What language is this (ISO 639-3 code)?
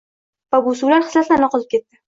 uzb